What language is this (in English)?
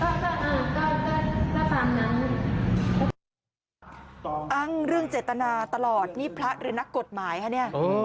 Thai